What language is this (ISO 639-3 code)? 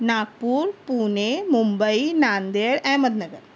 urd